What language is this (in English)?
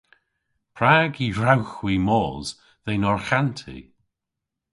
Cornish